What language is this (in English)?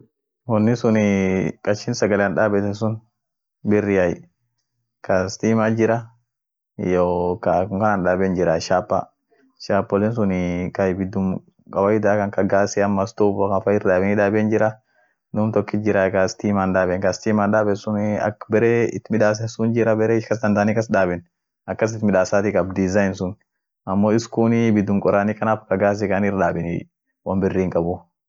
Orma